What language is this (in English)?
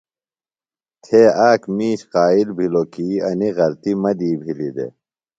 Phalura